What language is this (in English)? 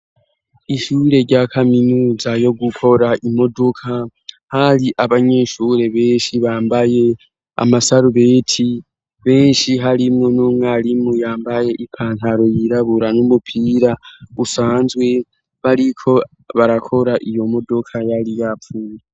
Rundi